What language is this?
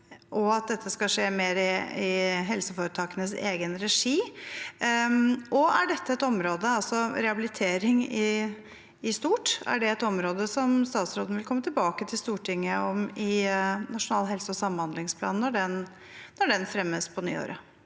Norwegian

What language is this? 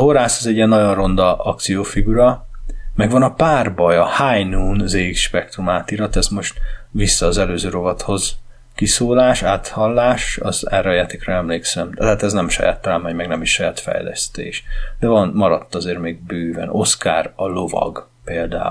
Hungarian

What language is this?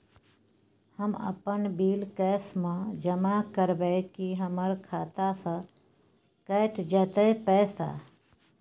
Maithili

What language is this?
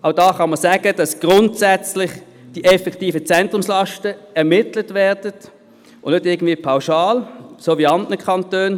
Swiss German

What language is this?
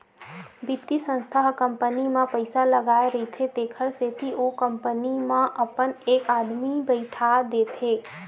Chhattisgarhi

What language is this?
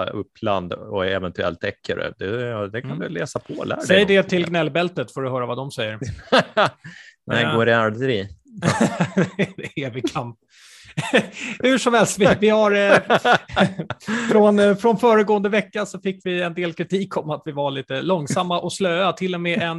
Swedish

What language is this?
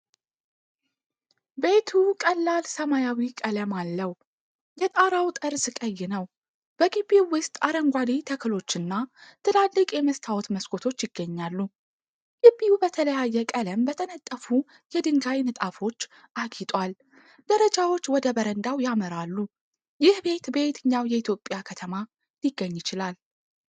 Amharic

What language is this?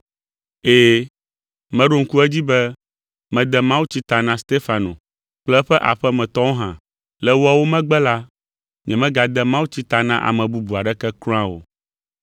Ewe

